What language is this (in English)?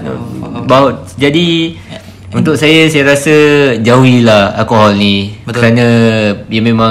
Malay